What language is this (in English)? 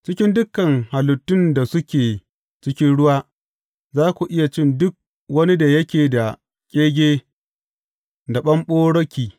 Hausa